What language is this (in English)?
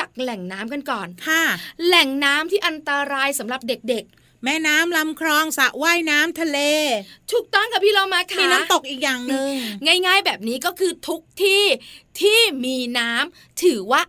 Thai